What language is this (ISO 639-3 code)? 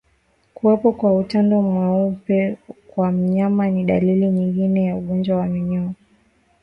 swa